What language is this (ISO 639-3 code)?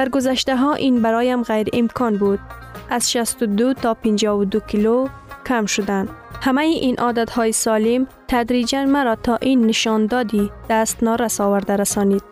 fas